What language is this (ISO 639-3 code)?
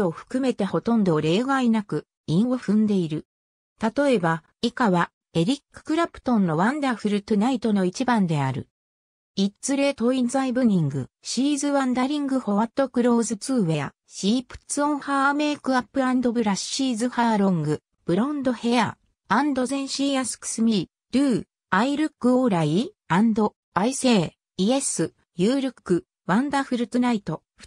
jpn